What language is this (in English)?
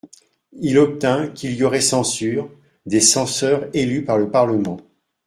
French